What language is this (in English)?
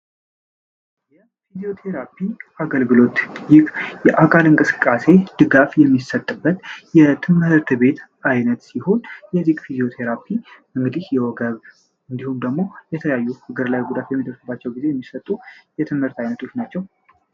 Amharic